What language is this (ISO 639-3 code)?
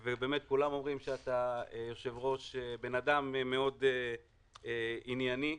heb